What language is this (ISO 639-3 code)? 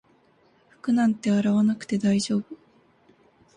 jpn